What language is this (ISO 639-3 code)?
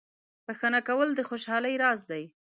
pus